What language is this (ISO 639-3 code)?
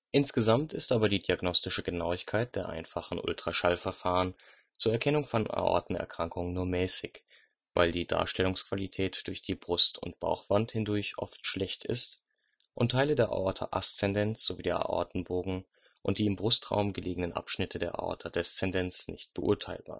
deu